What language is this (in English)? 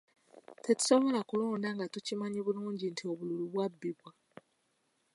Ganda